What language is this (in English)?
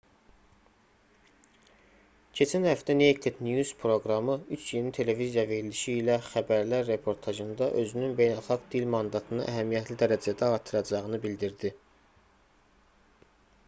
Azerbaijani